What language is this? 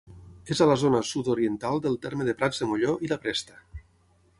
Catalan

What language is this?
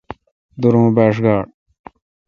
Kalkoti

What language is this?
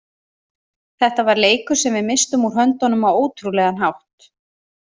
Icelandic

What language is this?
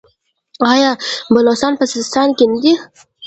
Pashto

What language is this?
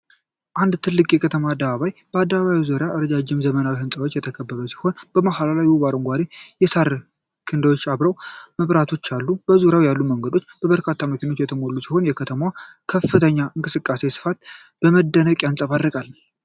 Amharic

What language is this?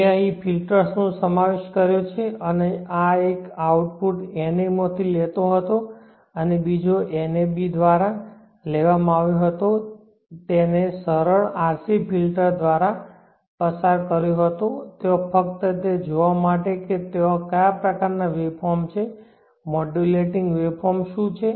Gujarati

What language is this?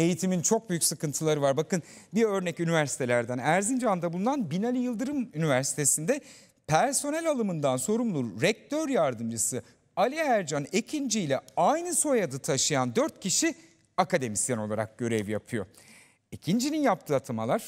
Turkish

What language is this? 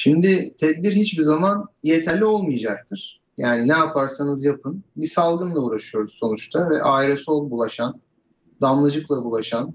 Turkish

